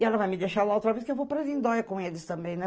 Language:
Portuguese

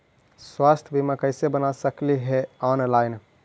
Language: Magahi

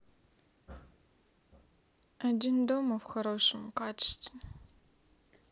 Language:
Russian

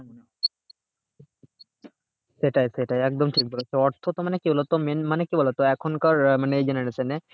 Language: Bangla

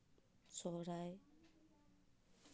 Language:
Santali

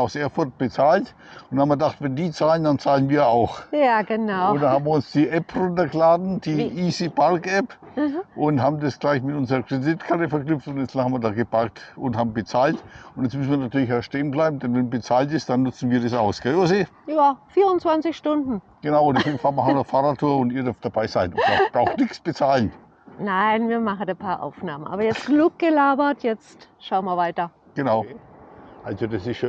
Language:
German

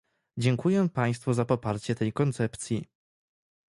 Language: Polish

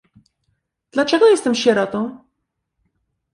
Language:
Polish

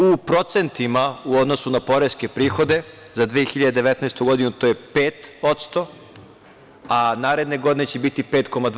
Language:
Serbian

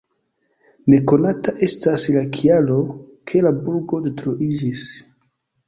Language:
Esperanto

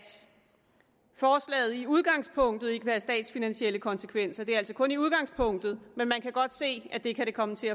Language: Danish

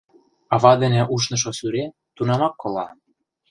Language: Mari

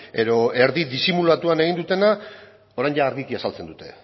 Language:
Basque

